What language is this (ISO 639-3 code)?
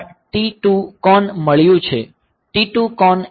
guj